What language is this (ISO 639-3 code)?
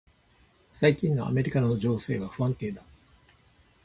jpn